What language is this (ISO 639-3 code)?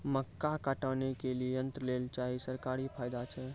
mai